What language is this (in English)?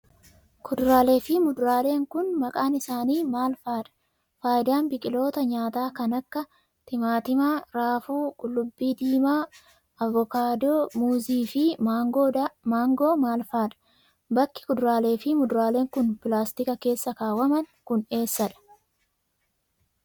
Oromo